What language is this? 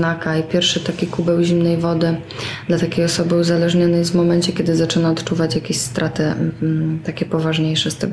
Polish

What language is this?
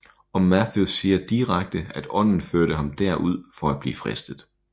Danish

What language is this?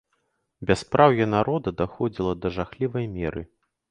Belarusian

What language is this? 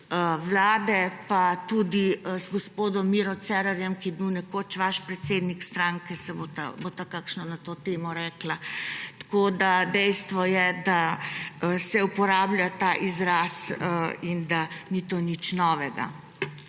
Slovenian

